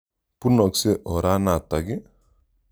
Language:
Kalenjin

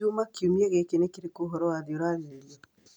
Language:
Kikuyu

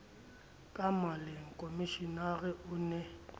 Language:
Southern Sotho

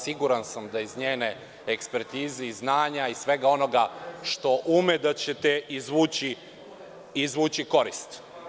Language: Serbian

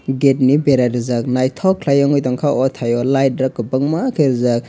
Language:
Kok Borok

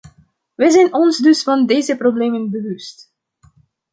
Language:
Dutch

